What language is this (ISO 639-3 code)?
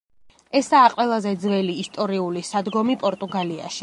kat